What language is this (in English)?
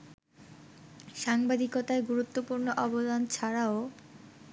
Bangla